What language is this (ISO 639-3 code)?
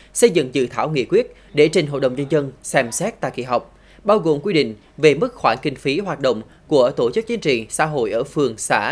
vie